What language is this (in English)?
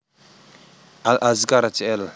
Javanese